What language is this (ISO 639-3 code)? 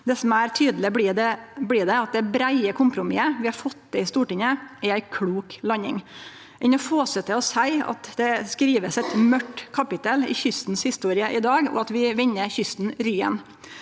nor